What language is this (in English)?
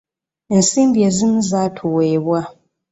Ganda